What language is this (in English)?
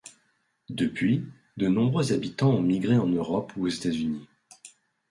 French